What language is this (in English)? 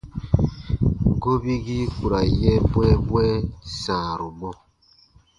Baatonum